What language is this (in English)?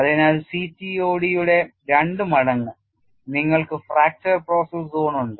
Malayalam